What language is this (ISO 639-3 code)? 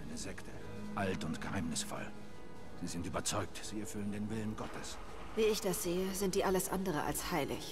deu